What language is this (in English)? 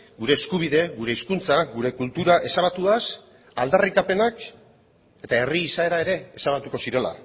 Basque